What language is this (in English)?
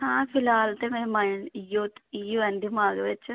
Dogri